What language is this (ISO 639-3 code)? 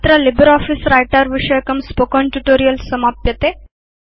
san